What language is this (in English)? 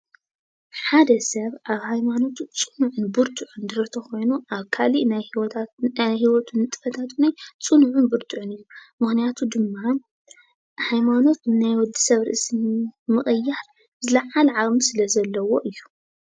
Tigrinya